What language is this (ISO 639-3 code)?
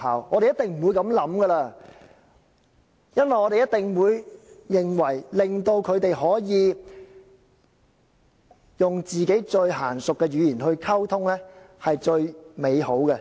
yue